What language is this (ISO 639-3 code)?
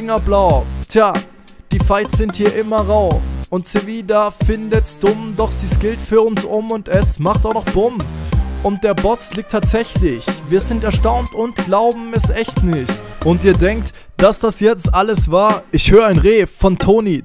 deu